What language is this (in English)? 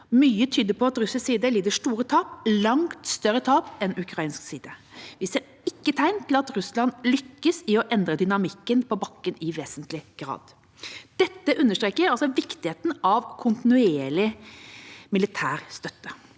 Norwegian